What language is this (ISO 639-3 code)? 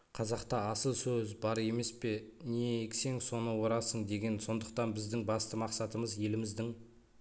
kaz